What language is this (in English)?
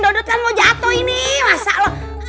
Indonesian